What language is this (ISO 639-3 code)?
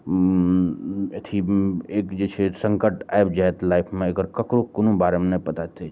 mai